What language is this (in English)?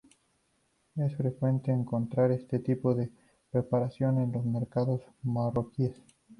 Spanish